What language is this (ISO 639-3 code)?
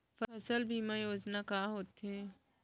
hne